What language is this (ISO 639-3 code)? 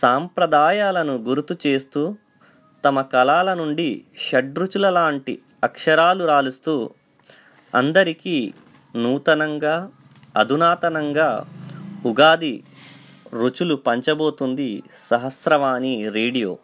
tel